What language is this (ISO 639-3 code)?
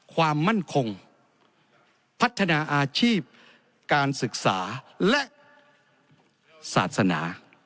tha